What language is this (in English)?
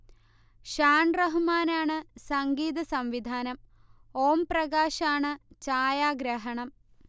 Malayalam